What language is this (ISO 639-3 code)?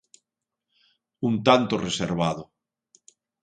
glg